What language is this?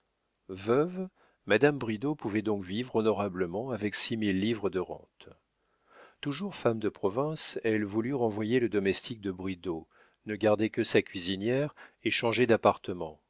French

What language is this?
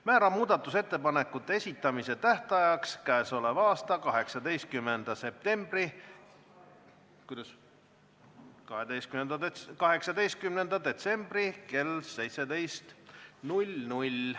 Estonian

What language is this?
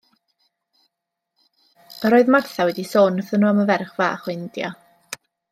Welsh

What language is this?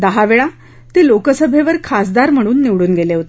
Marathi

